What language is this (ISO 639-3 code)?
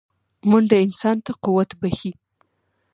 pus